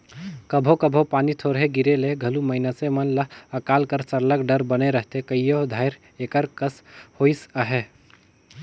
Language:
Chhattisgarhi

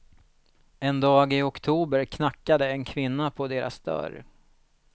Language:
Swedish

